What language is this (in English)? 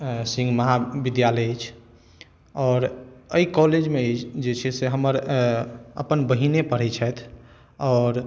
Maithili